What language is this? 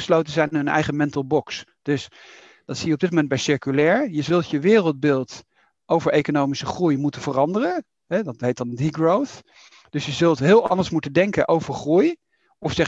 Dutch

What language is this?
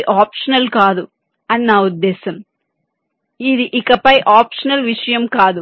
Telugu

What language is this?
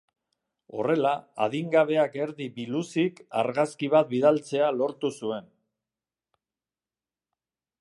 Basque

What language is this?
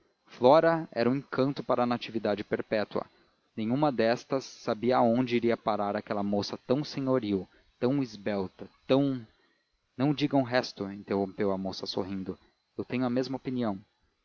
Portuguese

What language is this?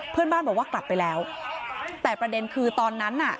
Thai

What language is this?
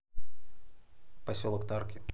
Russian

